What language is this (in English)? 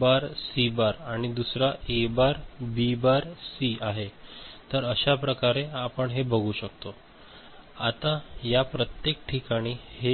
Marathi